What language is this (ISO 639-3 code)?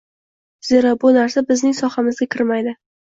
uzb